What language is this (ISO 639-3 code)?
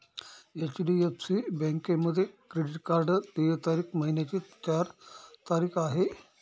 mar